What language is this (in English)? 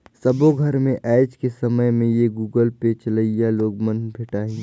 Chhattisgarhi